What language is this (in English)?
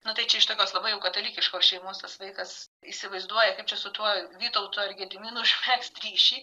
Lithuanian